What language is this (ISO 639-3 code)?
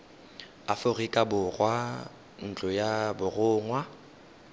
tsn